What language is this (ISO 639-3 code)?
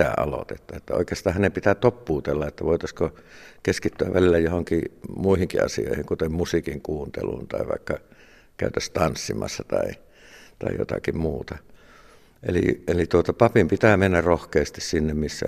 fin